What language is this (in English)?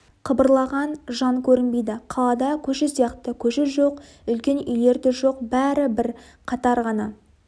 Kazakh